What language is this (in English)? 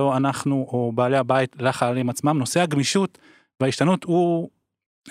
Hebrew